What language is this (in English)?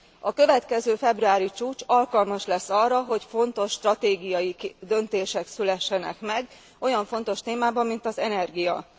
Hungarian